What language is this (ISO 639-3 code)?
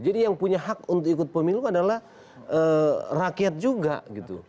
ind